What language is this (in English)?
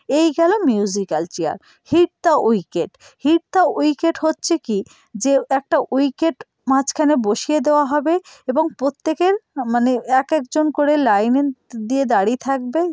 Bangla